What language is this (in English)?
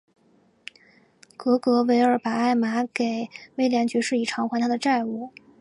Chinese